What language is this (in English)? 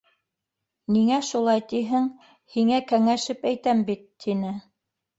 Bashkir